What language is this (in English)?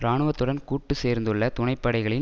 Tamil